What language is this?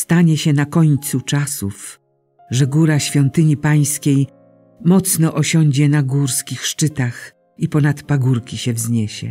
Polish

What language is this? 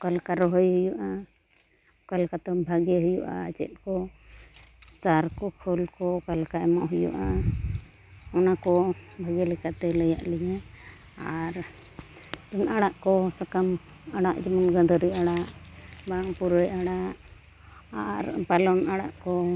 Santali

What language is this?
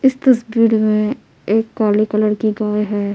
Hindi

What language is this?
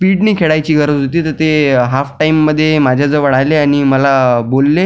Marathi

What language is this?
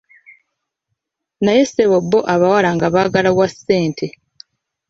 Ganda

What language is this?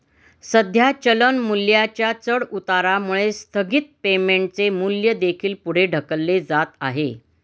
Marathi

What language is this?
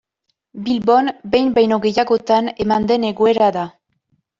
Basque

